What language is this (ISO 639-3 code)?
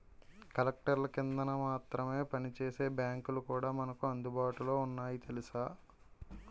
tel